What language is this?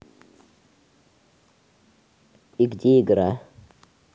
Russian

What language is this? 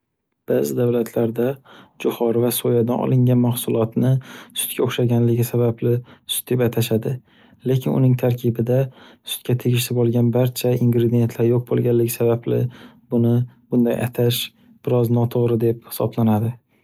Uzbek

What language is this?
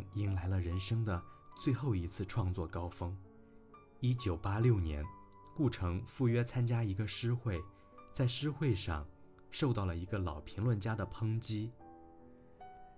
Chinese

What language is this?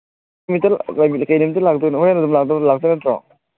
Manipuri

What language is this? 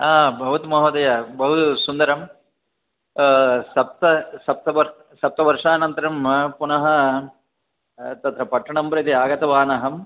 Sanskrit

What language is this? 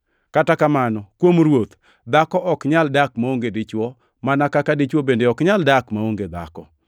Luo (Kenya and Tanzania)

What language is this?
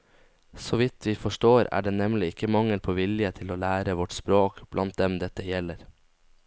Norwegian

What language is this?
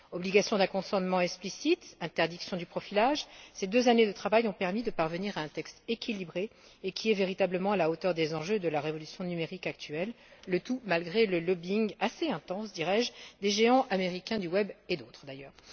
French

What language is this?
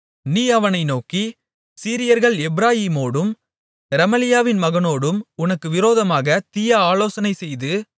Tamil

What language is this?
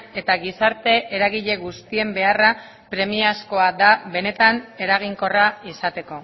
Basque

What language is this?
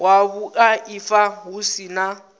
Venda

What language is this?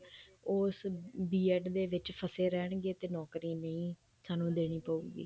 Punjabi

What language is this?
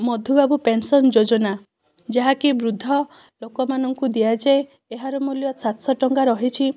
Odia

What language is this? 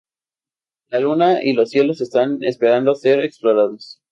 Spanish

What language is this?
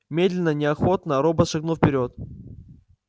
Russian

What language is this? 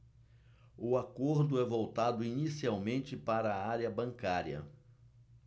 Portuguese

